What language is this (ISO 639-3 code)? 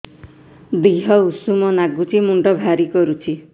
ori